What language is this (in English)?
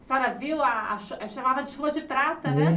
Portuguese